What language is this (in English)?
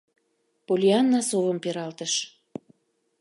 Mari